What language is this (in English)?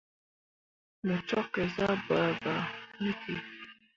Mundang